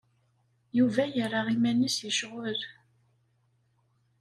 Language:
Kabyle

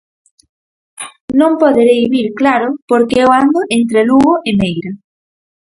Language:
Galician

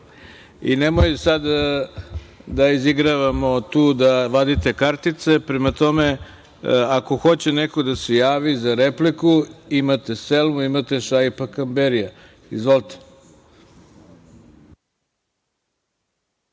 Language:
Serbian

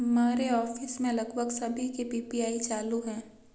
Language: Hindi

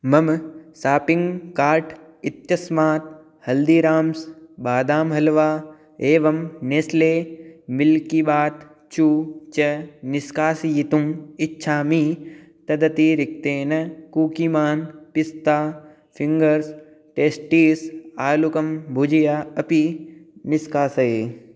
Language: Sanskrit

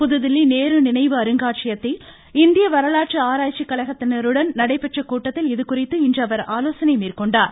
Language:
Tamil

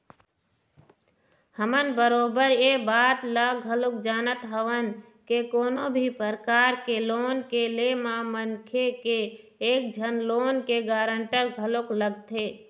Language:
Chhattisgarhi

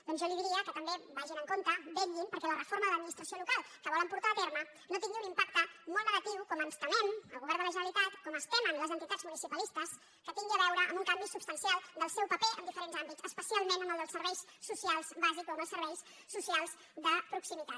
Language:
Catalan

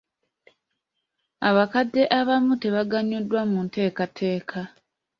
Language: Ganda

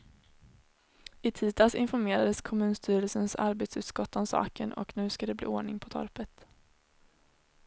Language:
Swedish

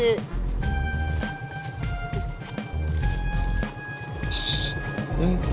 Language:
Indonesian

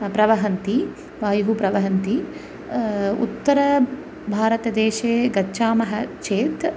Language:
Sanskrit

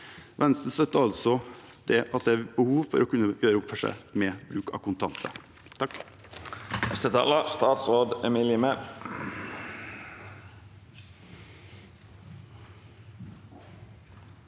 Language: Norwegian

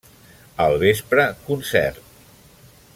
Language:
Catalan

